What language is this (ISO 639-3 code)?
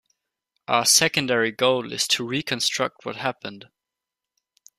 eng